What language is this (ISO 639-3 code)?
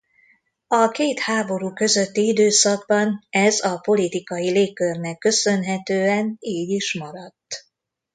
hun